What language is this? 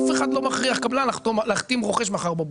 Hebrew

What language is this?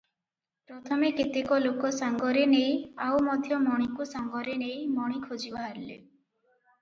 Odia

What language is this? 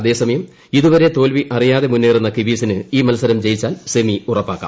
Malayalam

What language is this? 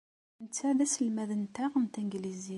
Kabyle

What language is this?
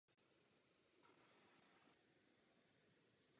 Czech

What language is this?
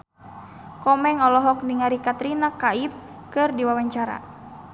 Sundanese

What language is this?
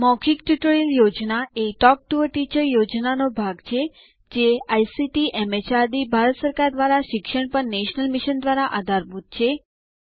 Gujarati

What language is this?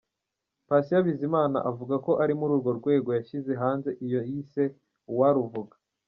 Kinyarwanda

